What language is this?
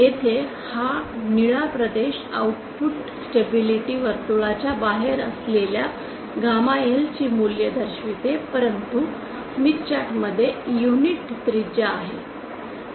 Marathi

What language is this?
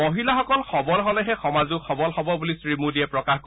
Assamese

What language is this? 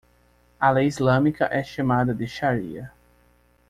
Portuguese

